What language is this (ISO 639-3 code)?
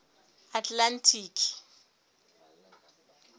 sot